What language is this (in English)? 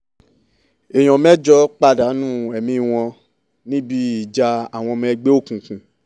Yoruba